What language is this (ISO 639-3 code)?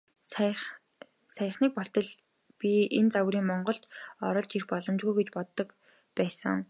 mon